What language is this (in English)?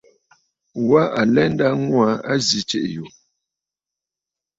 Bafut